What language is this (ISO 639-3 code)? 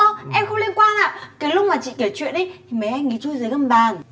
vie